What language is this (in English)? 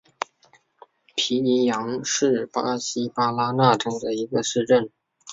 Chinese